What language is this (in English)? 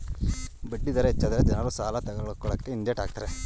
Kannada